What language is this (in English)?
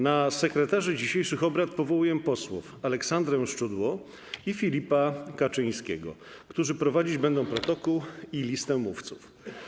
Polish